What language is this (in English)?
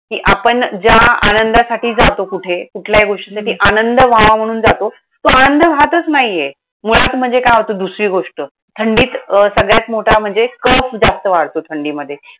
Marathi